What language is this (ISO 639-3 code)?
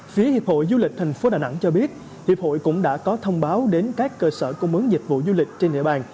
vie